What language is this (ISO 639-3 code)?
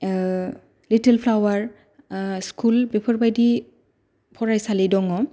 brx